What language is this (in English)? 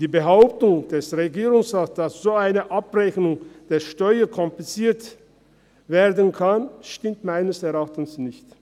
Swiss German